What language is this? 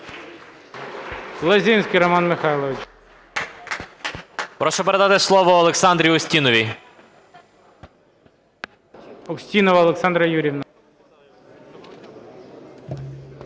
Ukrainian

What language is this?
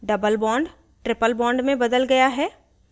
Hindi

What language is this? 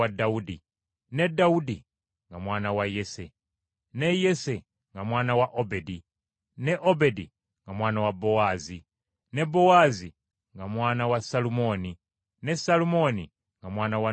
Ganda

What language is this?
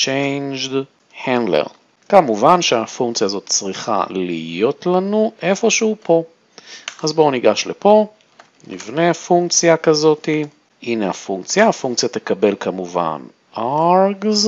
Hebrew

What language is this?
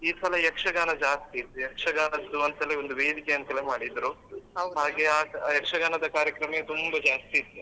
Kannada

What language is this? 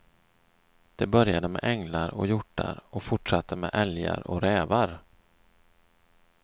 Swedish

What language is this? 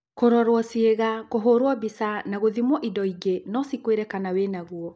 Kikuyu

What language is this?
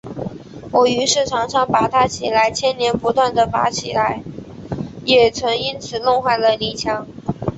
Chinese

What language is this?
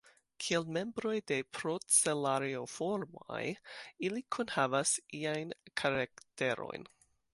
Esperanto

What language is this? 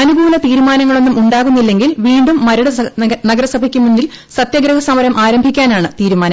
Malayalam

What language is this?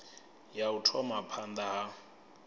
Venda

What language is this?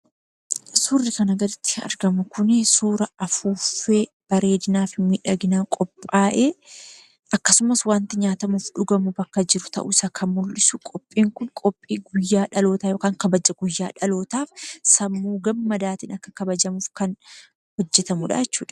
Oromo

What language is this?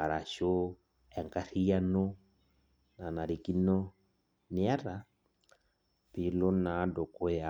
Masai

